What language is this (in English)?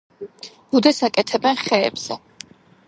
Georgian